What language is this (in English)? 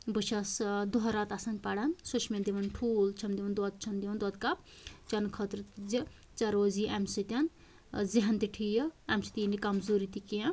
Kashmiri